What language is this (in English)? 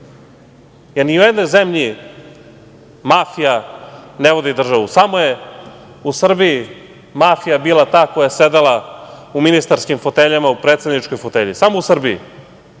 Serbian